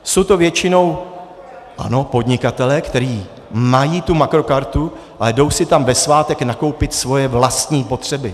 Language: Czech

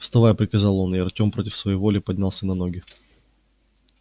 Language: Russian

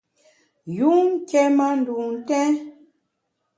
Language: Bamun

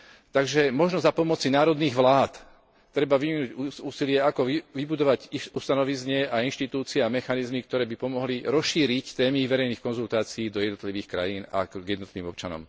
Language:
Slovak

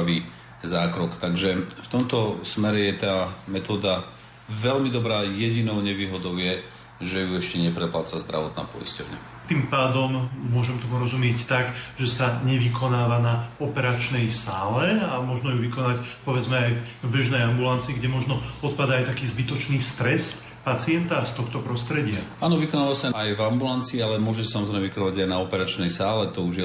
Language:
Slovak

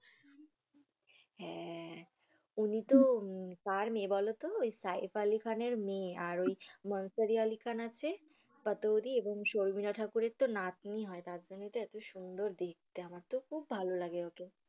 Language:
Bangla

